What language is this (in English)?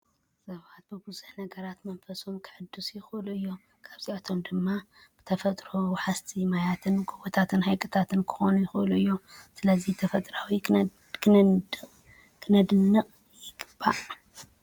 Tigrinya